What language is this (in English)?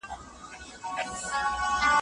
Pashto